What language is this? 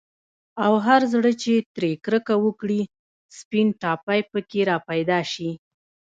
Pashto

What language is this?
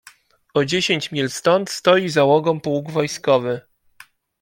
Polish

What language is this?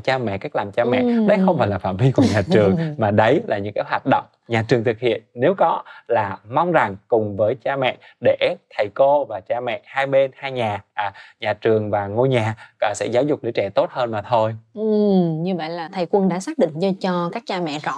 Vietnamese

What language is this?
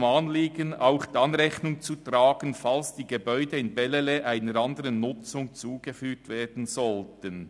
Swiss German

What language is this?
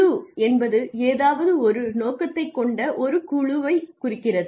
Tamil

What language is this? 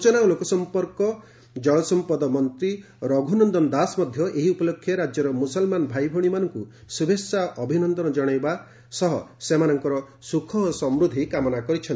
Odia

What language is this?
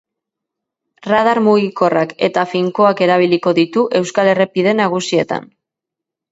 Basque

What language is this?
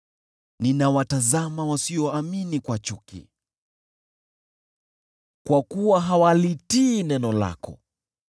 Swahili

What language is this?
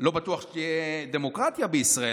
Hebrew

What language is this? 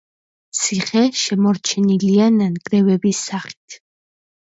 Georgian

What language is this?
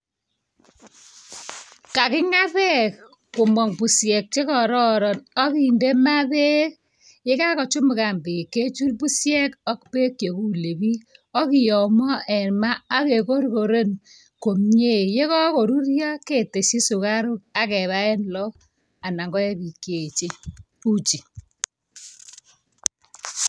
Kalenjin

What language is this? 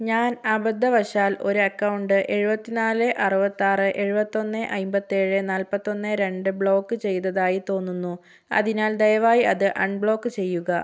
Malayalam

